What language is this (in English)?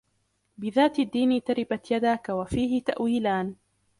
Arabic